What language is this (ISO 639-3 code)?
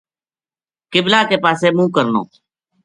gju